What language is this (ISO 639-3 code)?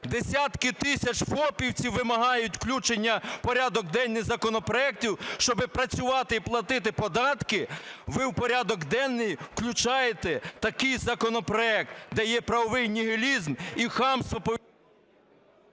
ukr